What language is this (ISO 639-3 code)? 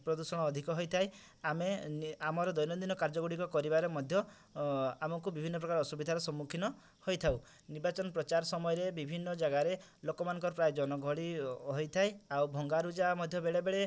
ori